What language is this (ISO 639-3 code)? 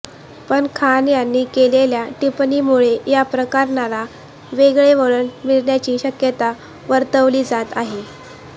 mar